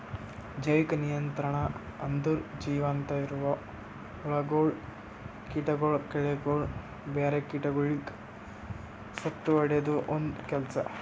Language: Kannada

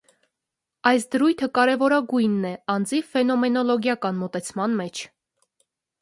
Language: Armenian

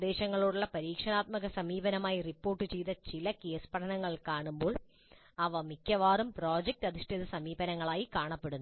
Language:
Malayalam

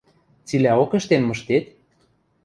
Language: Western Mari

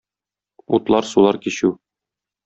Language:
Tatar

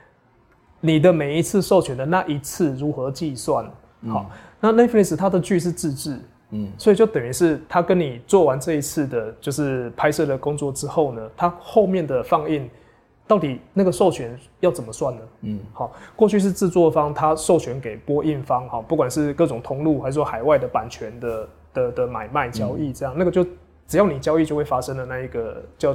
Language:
Chinese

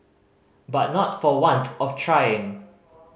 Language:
English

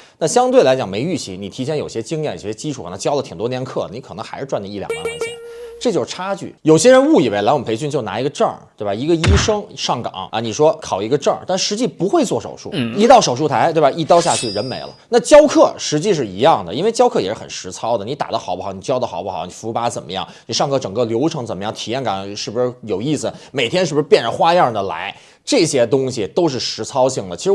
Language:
Chinese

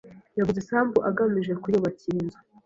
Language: Kinyarwanda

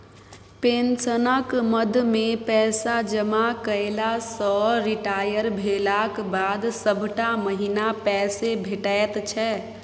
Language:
Maithili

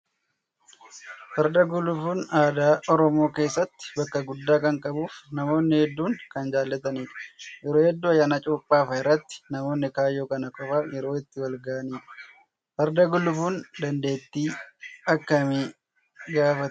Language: Oromo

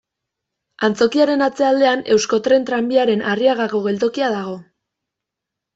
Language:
Basque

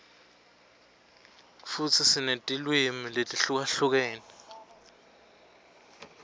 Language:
Swati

